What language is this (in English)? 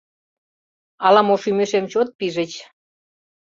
Mari